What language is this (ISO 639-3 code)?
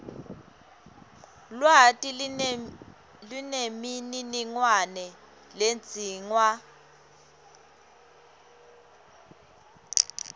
ssw